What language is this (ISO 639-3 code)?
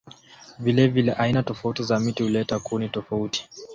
swa